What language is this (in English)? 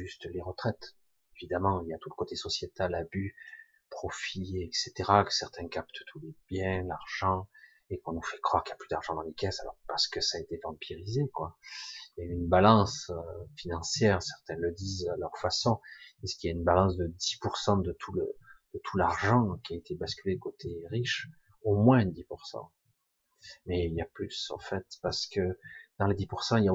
French